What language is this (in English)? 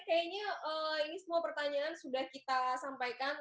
Indonesian